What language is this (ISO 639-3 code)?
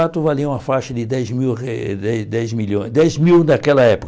por